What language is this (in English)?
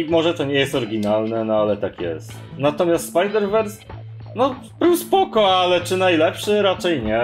Polish